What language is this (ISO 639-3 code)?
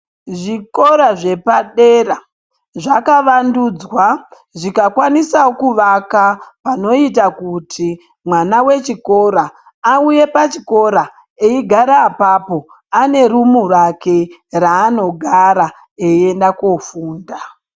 ndc